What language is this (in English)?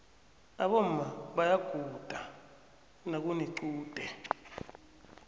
South Ndebele